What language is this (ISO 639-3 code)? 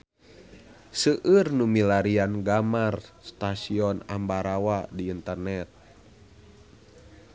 sun